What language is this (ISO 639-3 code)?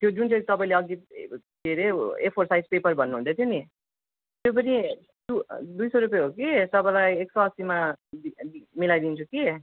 nep